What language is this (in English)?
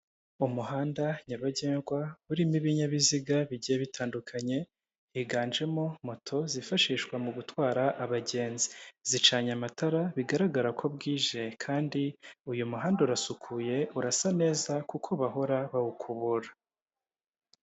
Kinyarwanda